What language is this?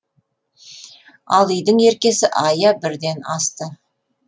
Kazakh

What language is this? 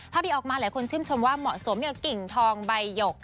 Thai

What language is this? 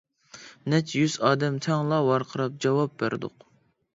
Uyghur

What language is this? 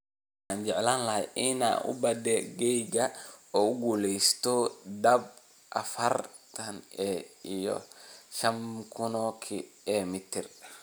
Somali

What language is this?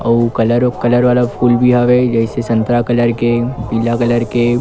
Chhattisgarhi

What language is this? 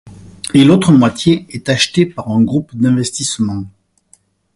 French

